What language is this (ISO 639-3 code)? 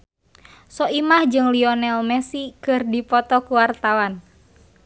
sun